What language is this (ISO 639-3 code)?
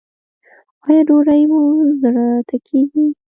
pus